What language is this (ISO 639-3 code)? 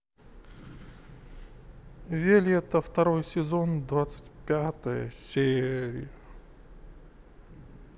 rus